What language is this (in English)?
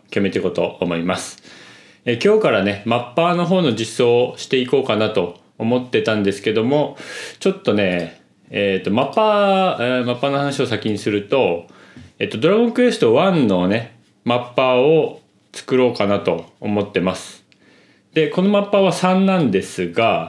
Japanese